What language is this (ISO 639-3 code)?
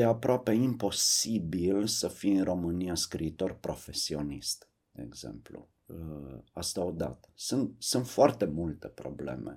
ron